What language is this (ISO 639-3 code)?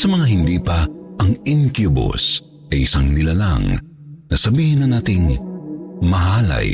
fil